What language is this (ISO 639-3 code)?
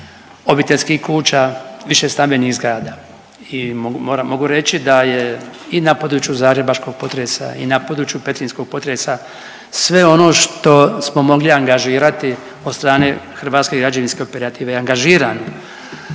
hrv